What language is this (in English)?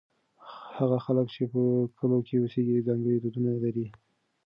Pashto